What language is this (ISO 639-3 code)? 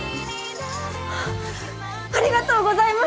jpn